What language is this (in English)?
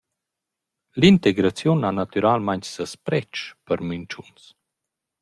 Romansh